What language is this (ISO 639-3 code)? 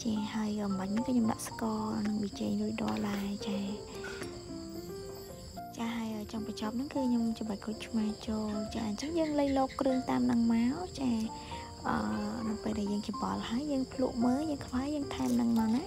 vie